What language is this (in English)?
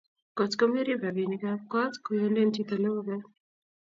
Kalenjin